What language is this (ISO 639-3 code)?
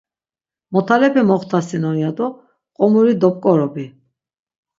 lzz